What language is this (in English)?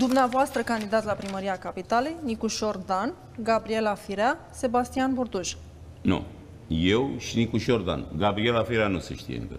Romanian